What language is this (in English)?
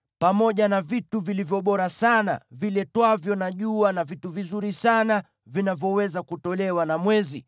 Swahili